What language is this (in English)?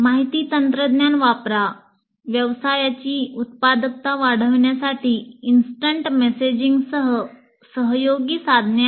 Marathi